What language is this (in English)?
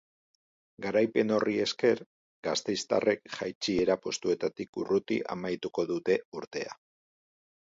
Basque